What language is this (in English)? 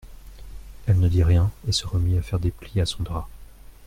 French